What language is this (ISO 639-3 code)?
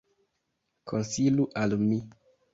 epo